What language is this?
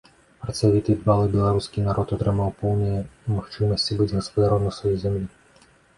Belarusian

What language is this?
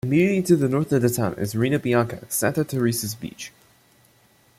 English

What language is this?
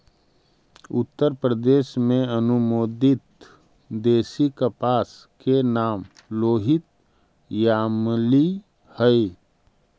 Magahi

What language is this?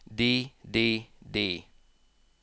Norwegian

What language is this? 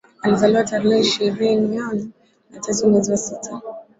Swahili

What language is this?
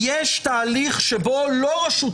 Hebrew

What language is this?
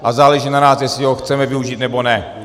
Czech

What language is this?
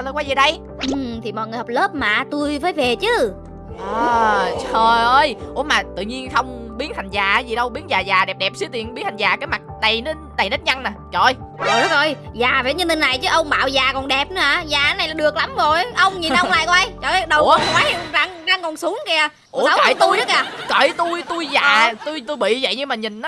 Vietnamese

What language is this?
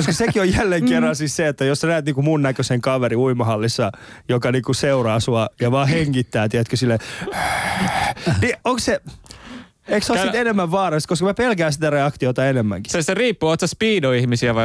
Finnish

